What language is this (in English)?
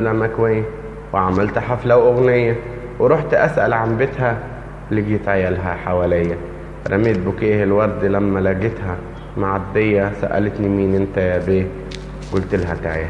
Arabic